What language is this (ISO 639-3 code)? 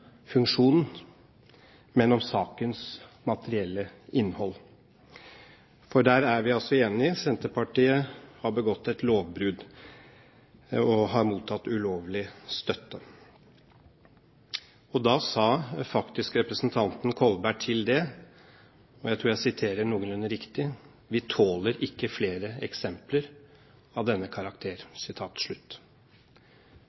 nob